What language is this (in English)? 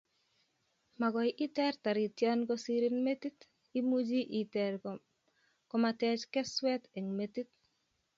Kalenjin